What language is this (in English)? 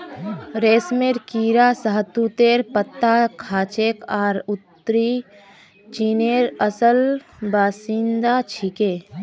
Magahi